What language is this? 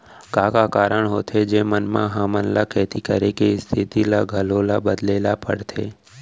Chhattisgarhi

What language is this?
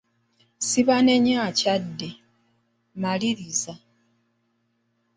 Ganda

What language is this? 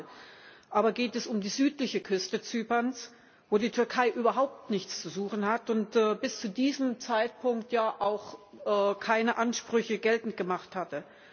German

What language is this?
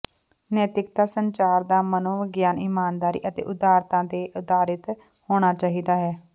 Punjabi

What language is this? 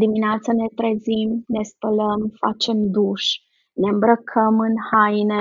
Romanian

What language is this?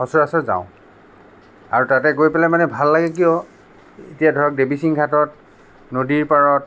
Assamese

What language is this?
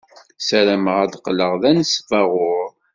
Kabyle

